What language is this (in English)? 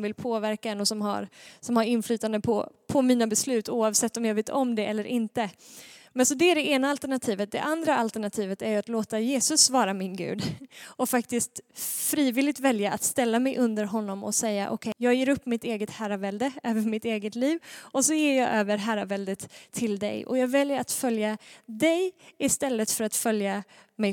Swedish